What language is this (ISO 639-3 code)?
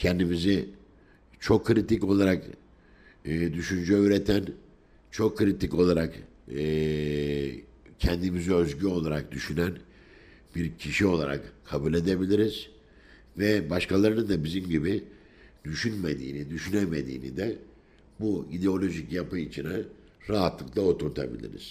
tur